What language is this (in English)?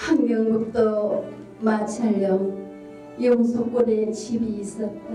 Korean